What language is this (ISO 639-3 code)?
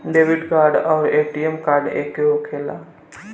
bho